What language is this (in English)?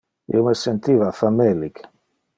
Interlingua